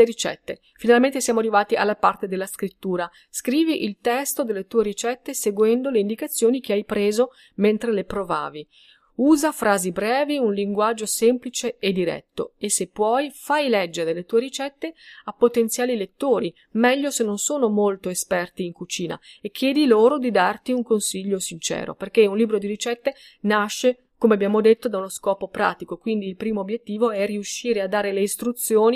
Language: Italian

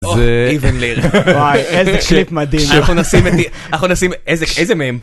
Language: Hebrew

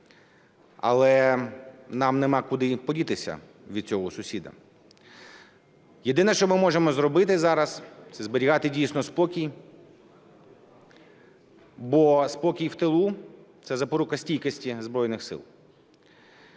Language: Ukrainian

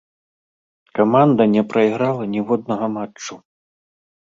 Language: Belarusian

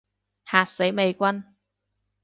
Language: Cantonese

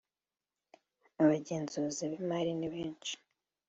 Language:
Kinyarwanda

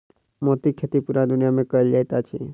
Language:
Maithili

